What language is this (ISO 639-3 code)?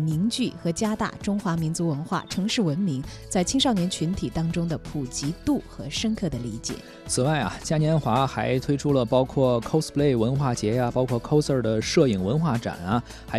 zho